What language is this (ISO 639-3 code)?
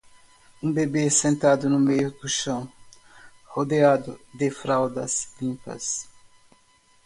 por